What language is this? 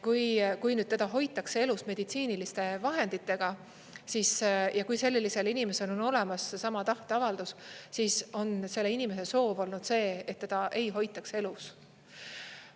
Estonian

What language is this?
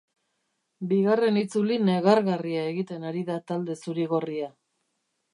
Basque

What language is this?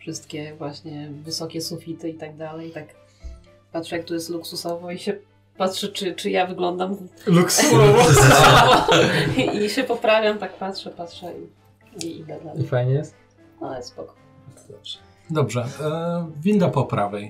Polish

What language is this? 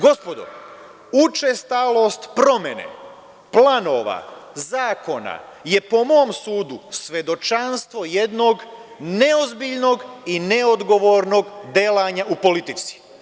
Serbian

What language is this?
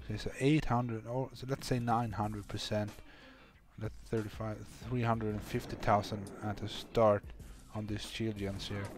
English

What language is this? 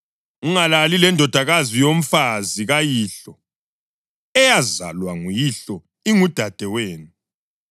North Ndebele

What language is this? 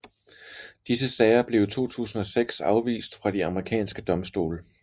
Danish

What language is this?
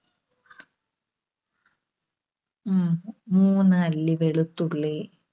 Malayalam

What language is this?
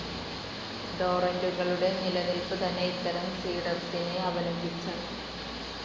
Malayalam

